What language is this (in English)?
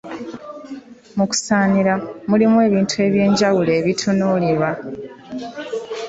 Ganda